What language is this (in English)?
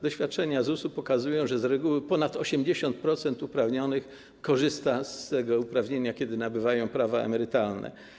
Polish